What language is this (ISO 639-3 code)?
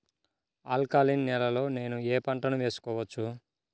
tel